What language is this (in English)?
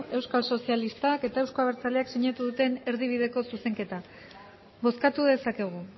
Basque